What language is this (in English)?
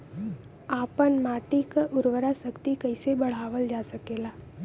Bhojpuri